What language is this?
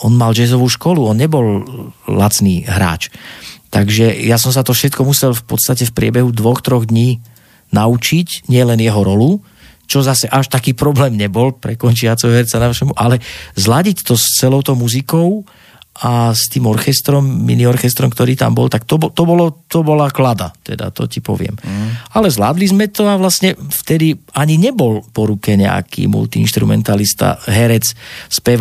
Slovak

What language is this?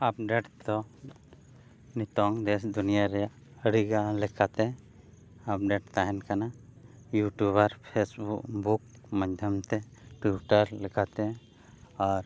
Santali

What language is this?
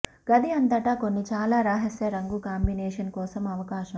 Telugu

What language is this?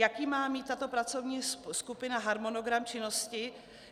Czech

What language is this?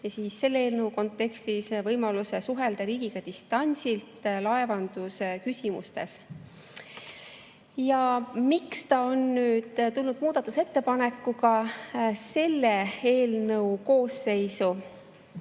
Estonian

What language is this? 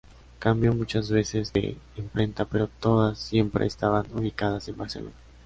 Spanish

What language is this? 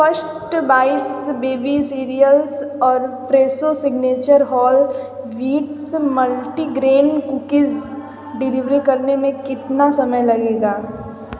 Hindi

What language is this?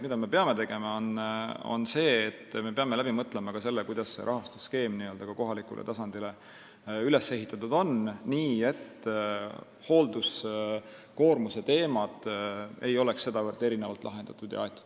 Estonian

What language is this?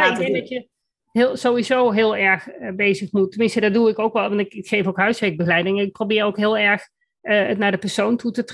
Dutch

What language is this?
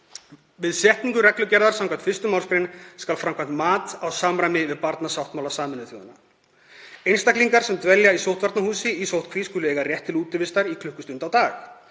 Icelandic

